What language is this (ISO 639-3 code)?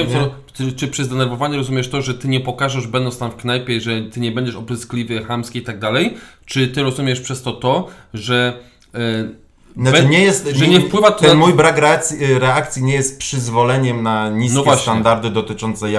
pol